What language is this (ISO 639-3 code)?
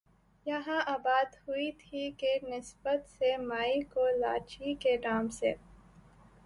urd